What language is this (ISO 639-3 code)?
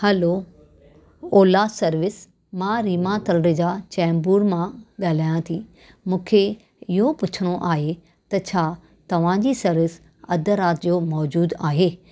snd